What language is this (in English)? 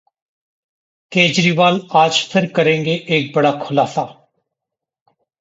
Hindi